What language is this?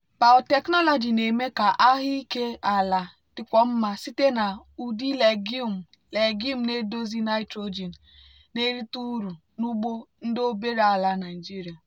Igbo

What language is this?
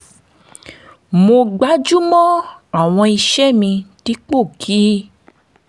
Yoruba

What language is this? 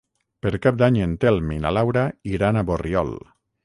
Catalan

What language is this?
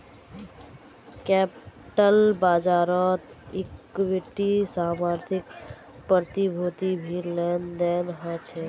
Magahi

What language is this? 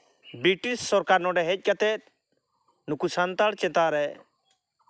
Santali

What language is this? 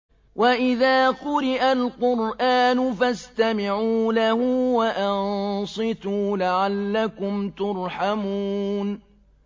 Arabic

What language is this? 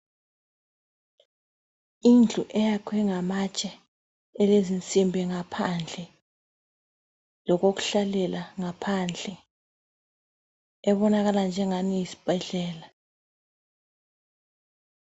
North Ndebele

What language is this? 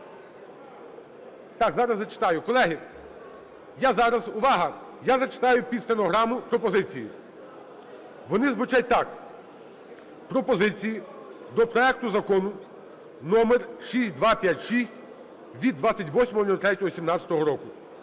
Ukrainian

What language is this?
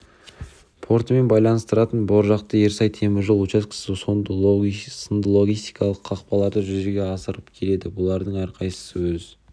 Kazakh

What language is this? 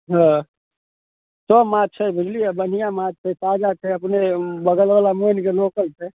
Maithili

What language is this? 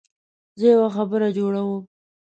Pashto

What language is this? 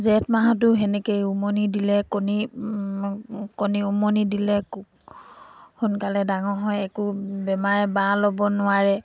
Assamese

